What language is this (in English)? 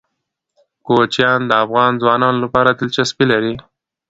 Pashto